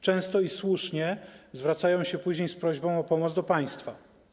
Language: Polish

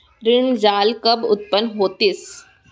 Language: Chhattisgarhi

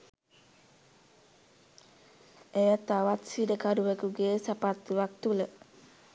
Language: Sinhala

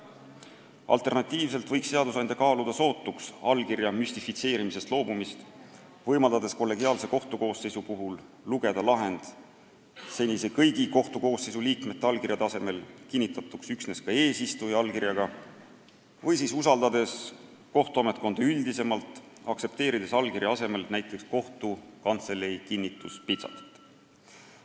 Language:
Estonian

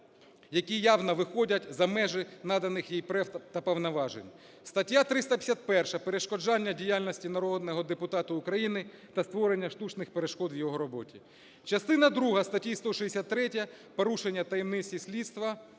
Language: Ukrainian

